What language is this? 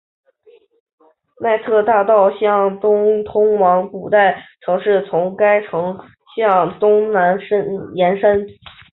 Chinese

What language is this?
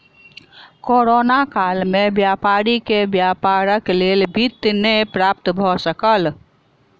Maithili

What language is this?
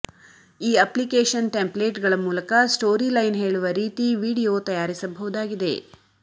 Kannada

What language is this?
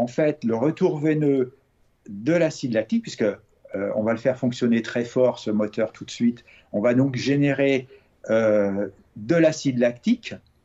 French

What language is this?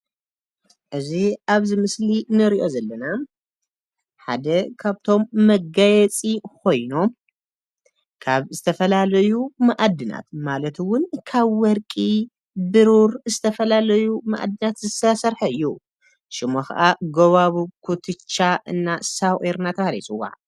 Tigrinya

